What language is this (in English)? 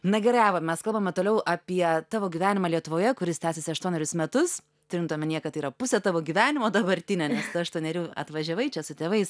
Lithuanian